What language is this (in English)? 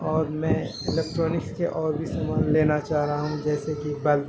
Urdu